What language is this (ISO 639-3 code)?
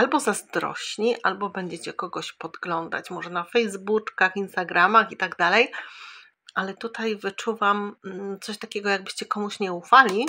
pol